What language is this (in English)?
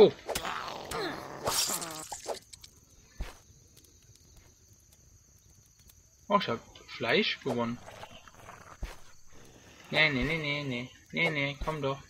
German